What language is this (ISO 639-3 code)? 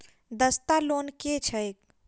mai